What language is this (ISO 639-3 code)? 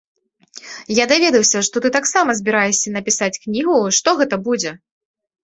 bel